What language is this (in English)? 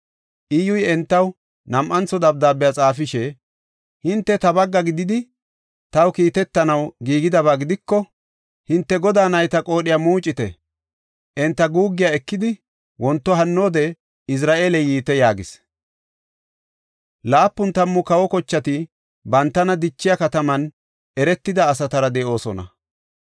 Gofa